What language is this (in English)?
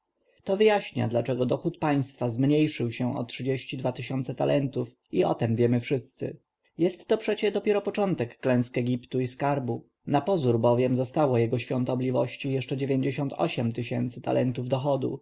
Polish